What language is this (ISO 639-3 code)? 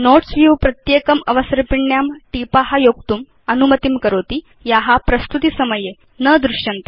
san